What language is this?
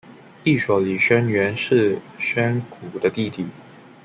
Chinese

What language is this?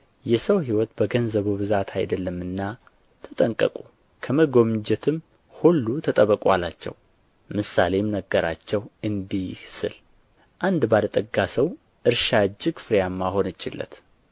Amharic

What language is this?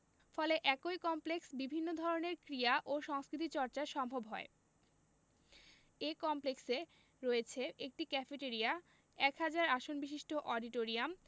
Bangla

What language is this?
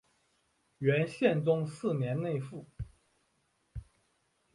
Chinese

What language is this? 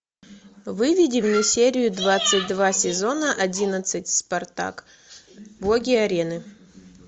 Russian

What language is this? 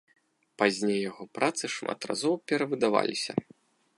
Belarusian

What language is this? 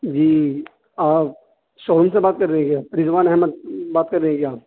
Urdu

